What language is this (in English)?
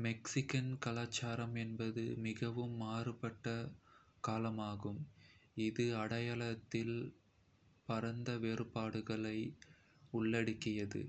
Kota (India)